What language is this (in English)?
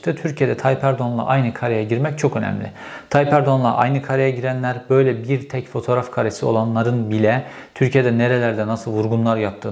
Turkish